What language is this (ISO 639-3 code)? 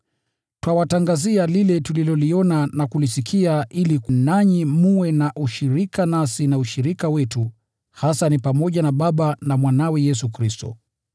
swa